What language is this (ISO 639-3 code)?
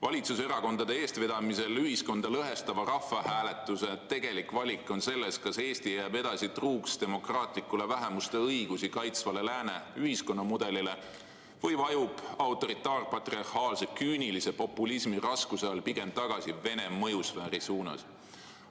est